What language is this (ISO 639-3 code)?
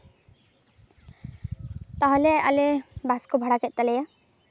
sat